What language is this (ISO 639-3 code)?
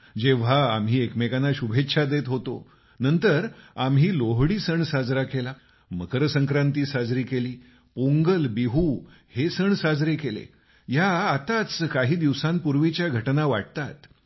mar